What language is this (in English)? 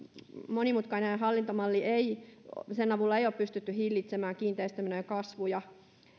Finnish